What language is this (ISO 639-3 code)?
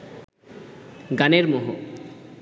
ben